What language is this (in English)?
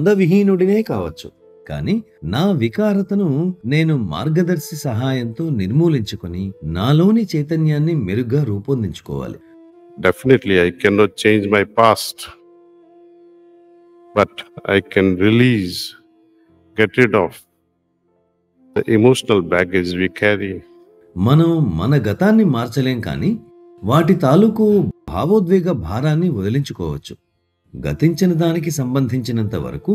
Telugu